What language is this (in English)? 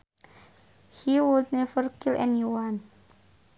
Sundanese